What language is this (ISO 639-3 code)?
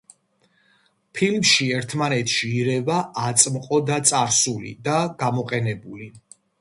kat